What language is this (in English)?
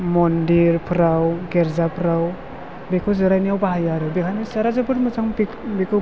Bodo